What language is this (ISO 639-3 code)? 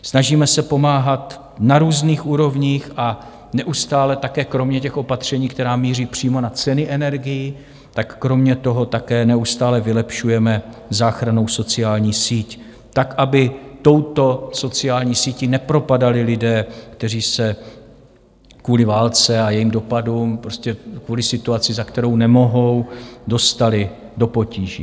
ces